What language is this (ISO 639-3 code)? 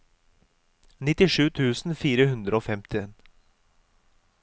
nor